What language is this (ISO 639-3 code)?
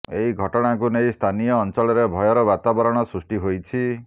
ori